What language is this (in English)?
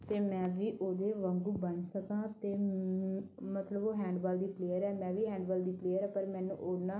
Punjabi